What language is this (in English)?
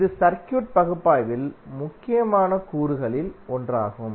Tamil